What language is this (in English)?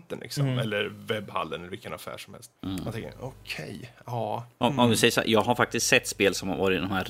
Swedish